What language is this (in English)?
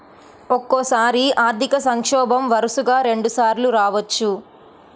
Telugu